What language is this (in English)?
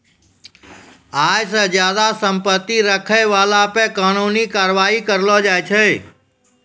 Maithili